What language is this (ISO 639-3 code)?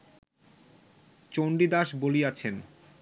ben